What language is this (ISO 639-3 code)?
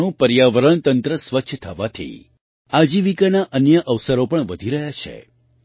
guj